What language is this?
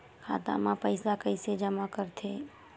Chhattisgarhi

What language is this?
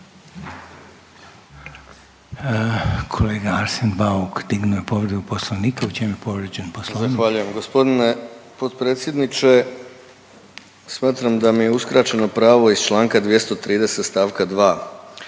Croatian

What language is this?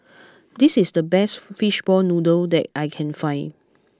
English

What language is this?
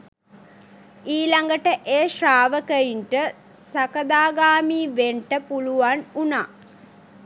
Sinhala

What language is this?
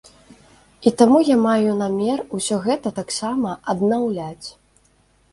Belarusian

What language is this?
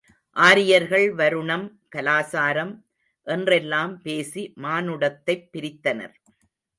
Tamil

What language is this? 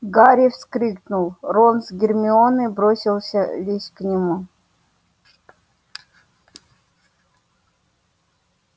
Russian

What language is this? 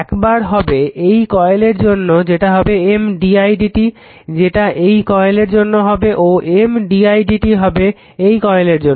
Bangla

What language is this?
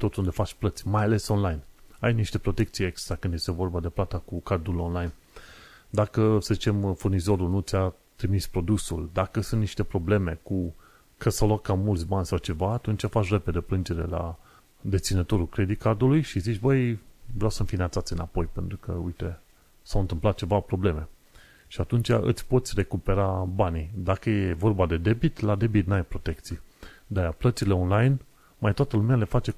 Romanian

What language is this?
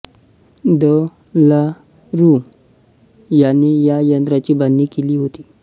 Marathi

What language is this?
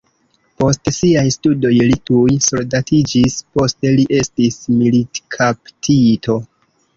Esperanto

